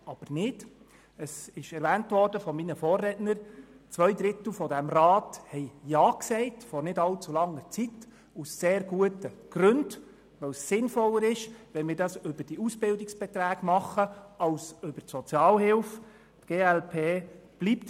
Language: Swiss German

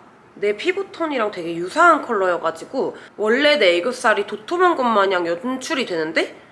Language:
Korean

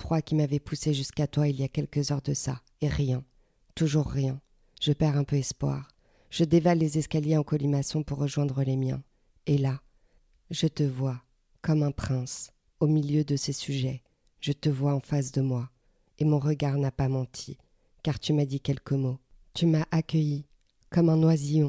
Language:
French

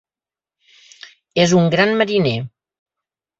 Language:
Catalan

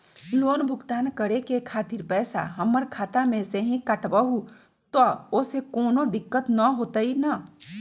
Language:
Magahi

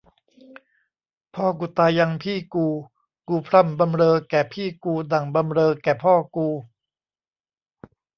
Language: Thai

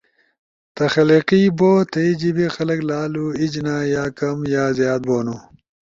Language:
Ushojo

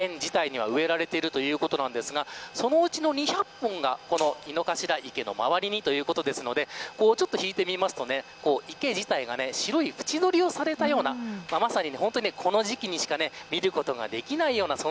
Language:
Japanese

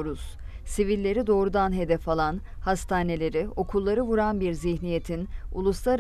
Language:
Turkish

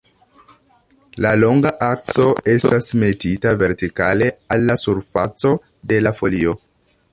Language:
Esperanto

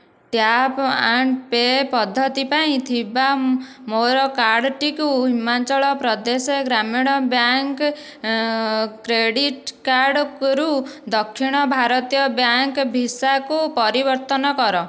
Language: Odia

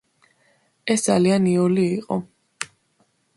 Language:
Georgian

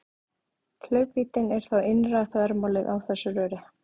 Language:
Icelandic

